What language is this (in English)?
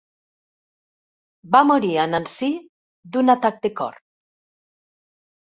Catalan